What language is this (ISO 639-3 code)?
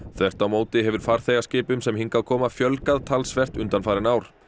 isl